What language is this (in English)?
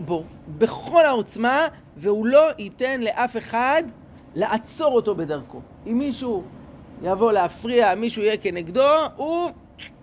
Hebrew